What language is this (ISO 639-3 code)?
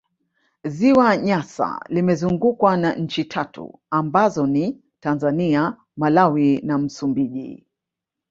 swa